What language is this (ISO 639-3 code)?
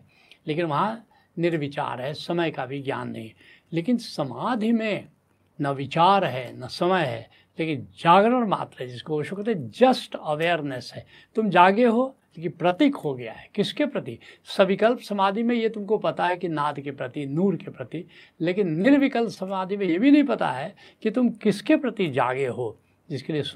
hin